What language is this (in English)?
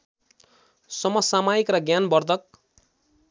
Nepali